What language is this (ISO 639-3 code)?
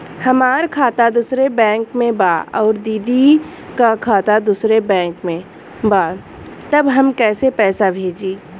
bho